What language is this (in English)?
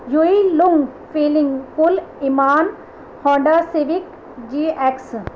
Urdu